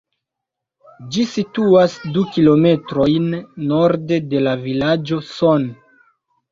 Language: Esperanto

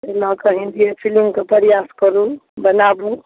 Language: Maithili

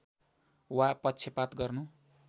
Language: Nepali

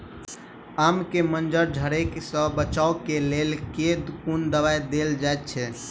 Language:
Maithili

